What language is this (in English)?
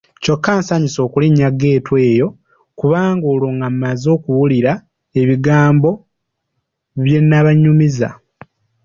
Ganda